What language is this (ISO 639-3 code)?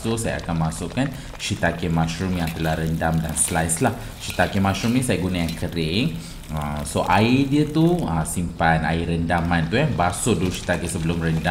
msa